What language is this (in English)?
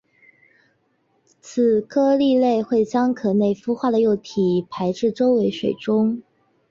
Chinese